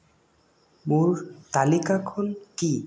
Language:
Assamese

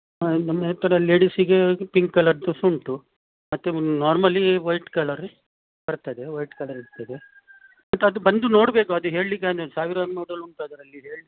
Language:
Kannada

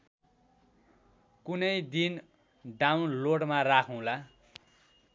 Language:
Nepali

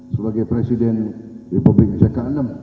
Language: Indonesian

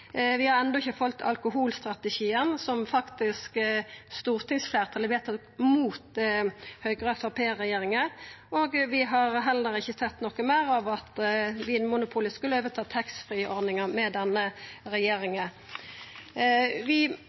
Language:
Norwegian Nynorsk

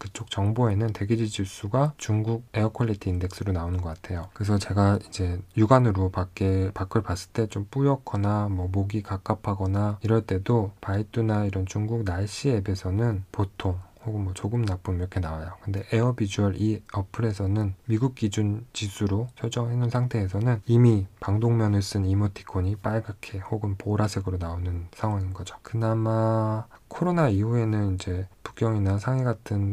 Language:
Korean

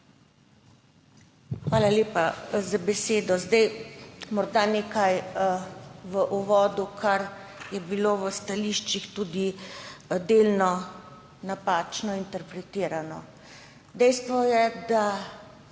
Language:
Slovenian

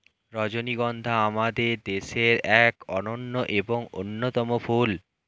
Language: Bangla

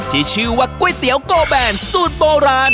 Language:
Thai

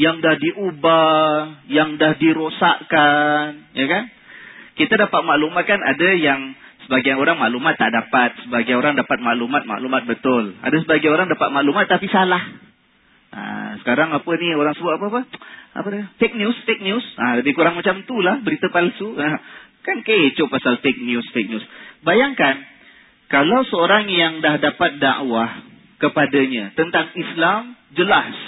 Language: Malay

